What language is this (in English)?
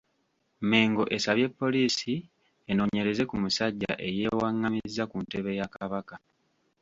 Ganda